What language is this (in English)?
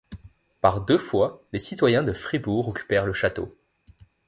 French